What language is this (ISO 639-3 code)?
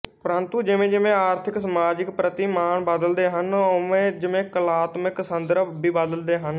pan